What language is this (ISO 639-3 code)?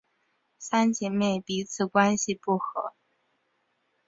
zho